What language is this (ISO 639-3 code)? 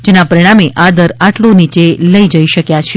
guj